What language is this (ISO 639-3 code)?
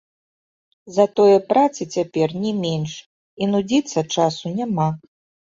bel